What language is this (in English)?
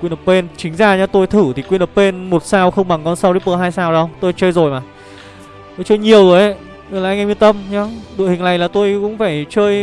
Vietnamese